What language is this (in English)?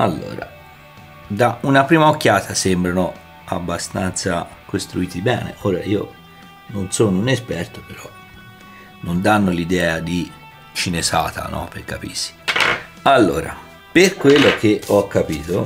Italian